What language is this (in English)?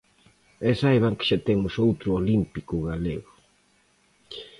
Galician